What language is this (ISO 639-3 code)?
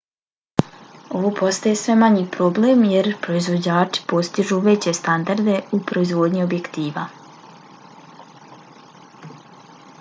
bos